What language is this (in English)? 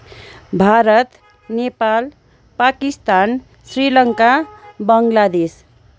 Nepali